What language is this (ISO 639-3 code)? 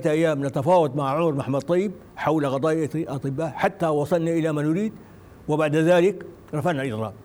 ara